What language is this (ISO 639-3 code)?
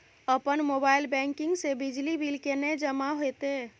mai